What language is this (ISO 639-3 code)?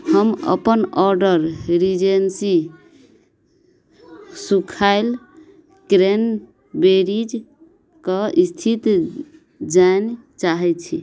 mai